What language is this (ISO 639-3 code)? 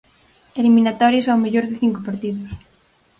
glg